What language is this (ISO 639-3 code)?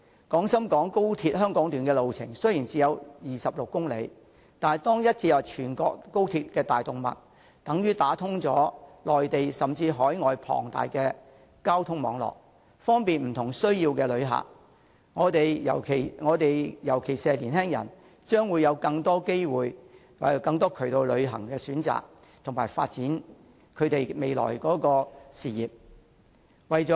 yue